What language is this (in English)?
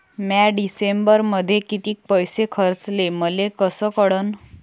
Marathi